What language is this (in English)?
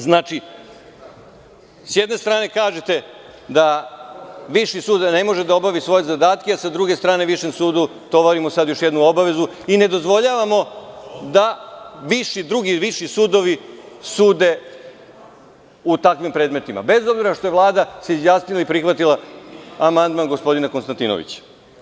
Serbian